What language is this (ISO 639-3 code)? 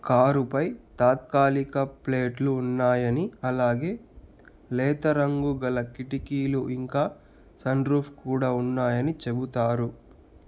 tel